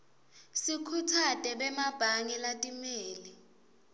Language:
Swati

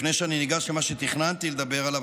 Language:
Hebrew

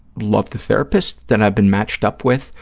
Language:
English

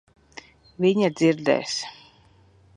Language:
Latvian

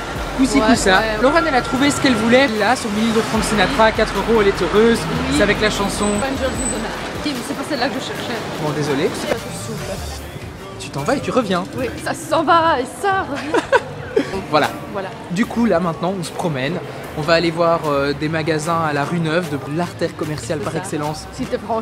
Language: French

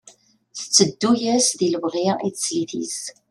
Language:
Kabyle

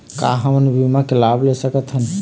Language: Chhattisgarhi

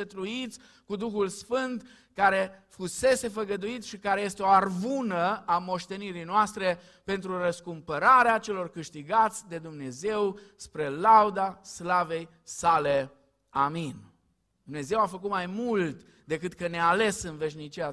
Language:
Romanian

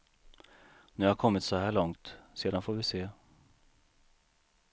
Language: Swedish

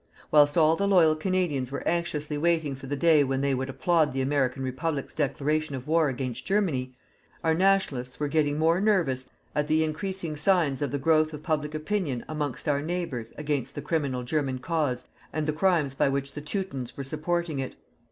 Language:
English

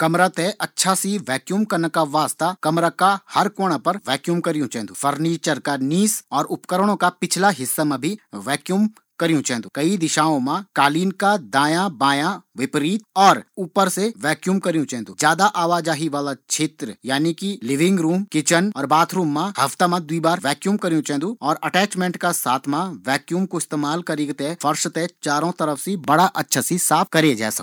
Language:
Garhwali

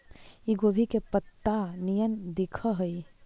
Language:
Magahi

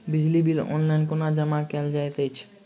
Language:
Maithili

